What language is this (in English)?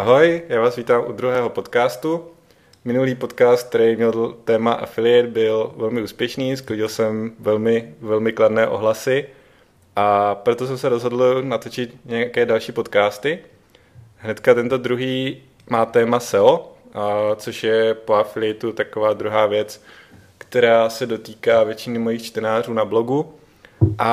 Czech